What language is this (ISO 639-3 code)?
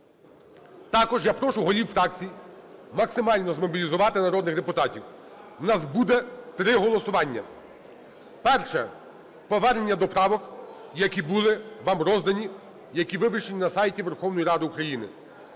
ukr